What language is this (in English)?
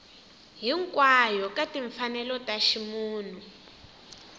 Tsonga